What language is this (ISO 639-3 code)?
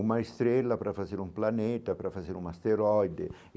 por